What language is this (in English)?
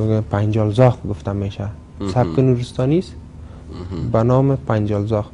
Persian